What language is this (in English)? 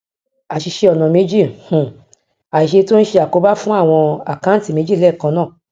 Yoruba